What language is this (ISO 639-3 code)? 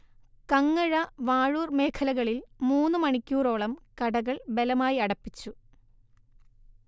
mal